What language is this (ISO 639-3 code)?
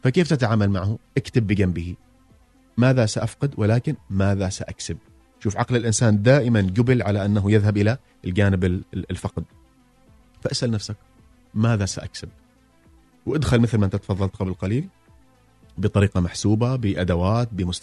ara